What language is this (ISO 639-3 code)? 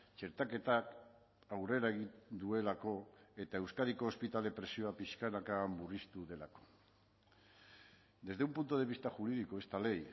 eus